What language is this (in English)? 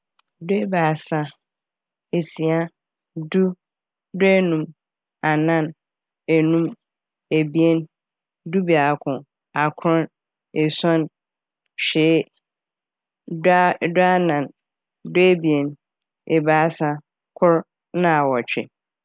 Akan